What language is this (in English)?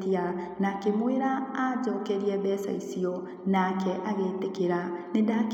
Kikuyu